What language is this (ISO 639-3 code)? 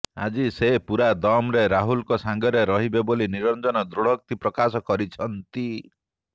ori